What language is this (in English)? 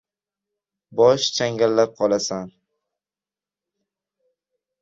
Uzbek